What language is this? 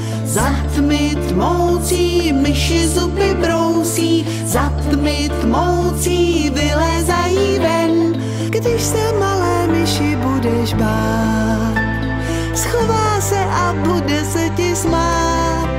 Czech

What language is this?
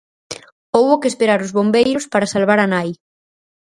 Galician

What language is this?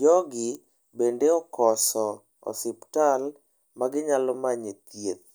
Luo (Kenya and Tanzania)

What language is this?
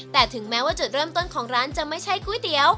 Thai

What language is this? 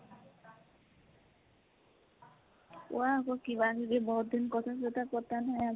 Assamese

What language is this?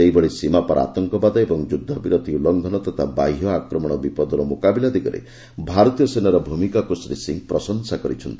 Odia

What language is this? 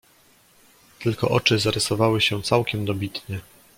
Polish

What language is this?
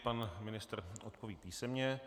Czech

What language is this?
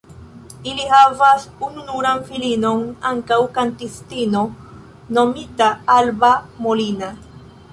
Esperanto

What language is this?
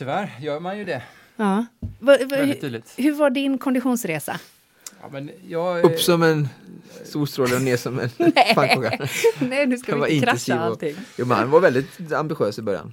Swedish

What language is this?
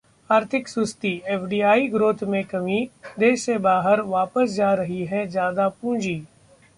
Hindi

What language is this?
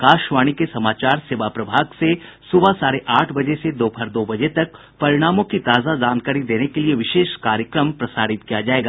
Hindi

